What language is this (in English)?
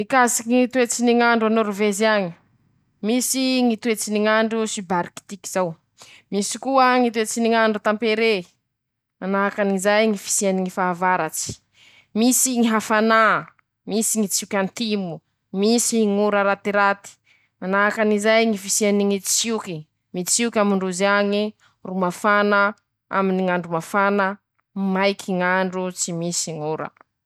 Masikoro Malagasy